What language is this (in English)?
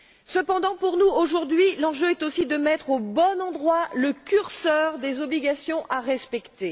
French